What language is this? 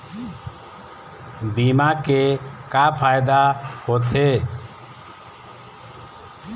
Chhattisgarhi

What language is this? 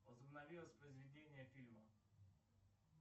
Russian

